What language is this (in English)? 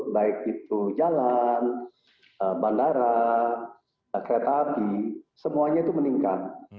Indonesian